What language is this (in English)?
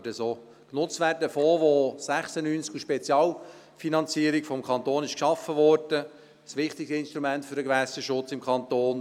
Swiss German